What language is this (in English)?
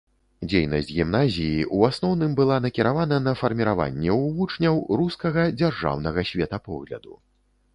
Belarusian